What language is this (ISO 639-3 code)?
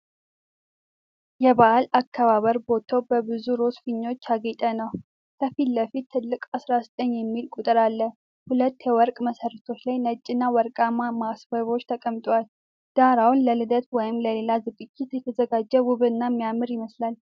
amh